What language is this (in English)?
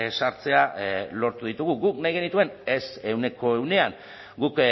Basque